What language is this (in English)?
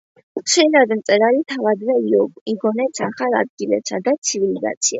Georgian